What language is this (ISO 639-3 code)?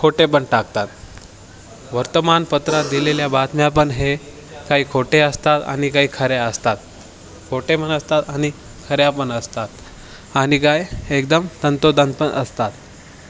mar